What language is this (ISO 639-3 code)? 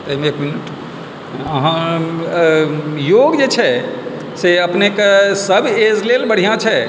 mai